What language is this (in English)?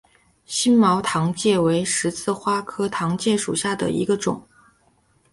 Chinese